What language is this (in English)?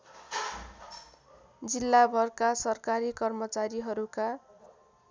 Nepali